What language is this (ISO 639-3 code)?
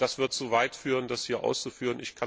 deu